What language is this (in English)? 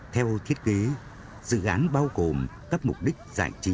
Vietnamese